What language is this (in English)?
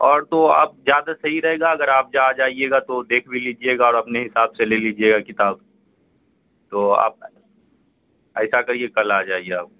Urdu